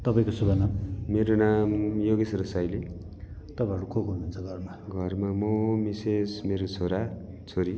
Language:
Nepali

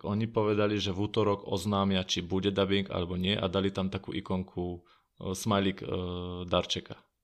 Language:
Slovak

